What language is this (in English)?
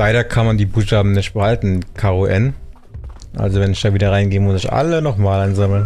German